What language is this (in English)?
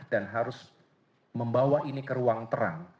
Indonesian